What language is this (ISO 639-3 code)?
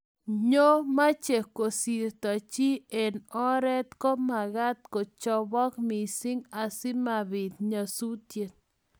kln